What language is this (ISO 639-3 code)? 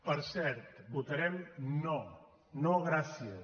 cat